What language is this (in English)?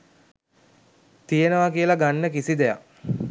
Sinhala